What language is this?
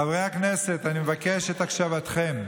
Hebrew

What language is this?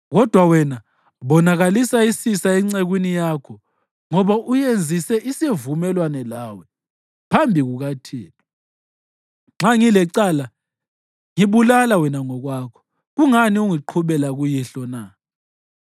North Ndebele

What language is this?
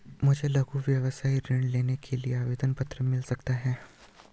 Hindi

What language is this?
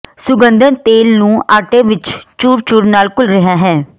Punjabi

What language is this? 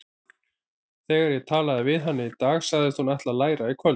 Icelandic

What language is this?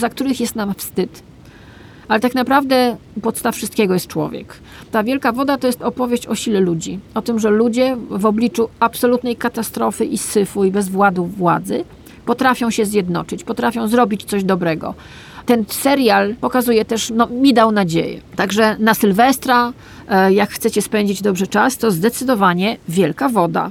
Polish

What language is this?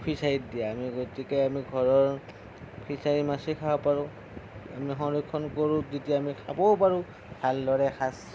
Assamese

